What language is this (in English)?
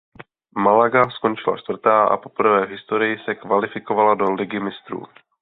Czech